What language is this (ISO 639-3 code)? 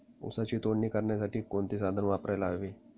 mar